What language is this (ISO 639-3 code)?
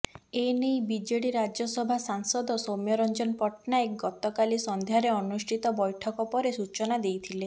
ori